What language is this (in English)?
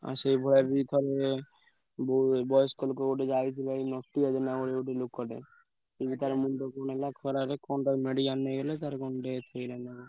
Odia